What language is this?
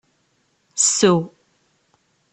Kabyle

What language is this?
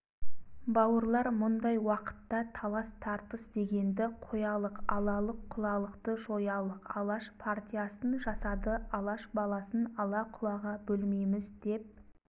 Kazakh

